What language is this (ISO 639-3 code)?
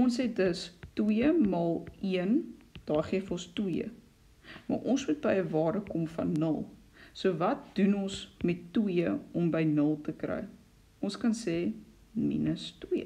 nld